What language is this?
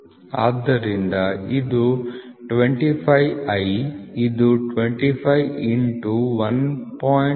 Kannada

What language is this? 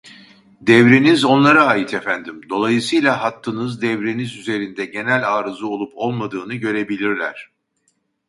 Turkish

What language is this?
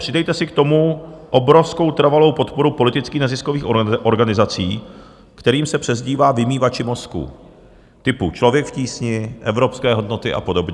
Czech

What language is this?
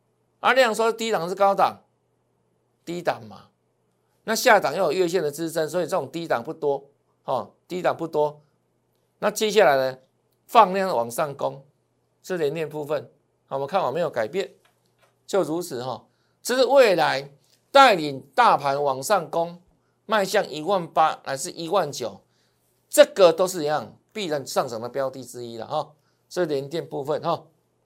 Chinese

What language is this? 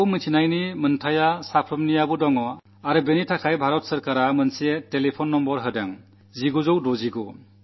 Malayalam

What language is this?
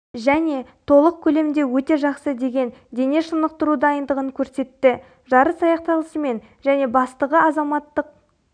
Kazakh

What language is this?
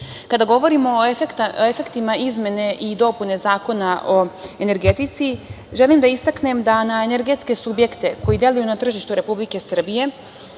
Serbian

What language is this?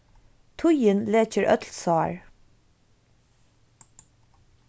Faroese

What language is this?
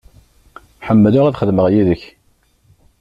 Kabyle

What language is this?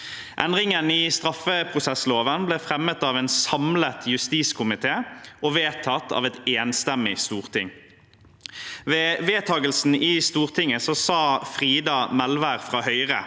Norwegian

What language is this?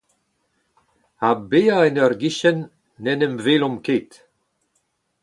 Breton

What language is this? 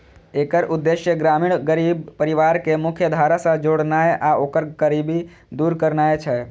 Maithili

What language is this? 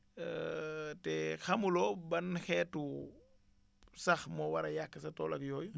Wolof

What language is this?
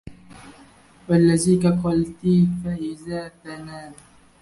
Arabic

